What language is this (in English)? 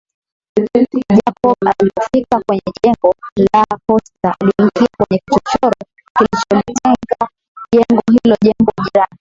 Swahili